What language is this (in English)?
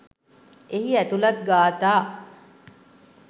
Sinhala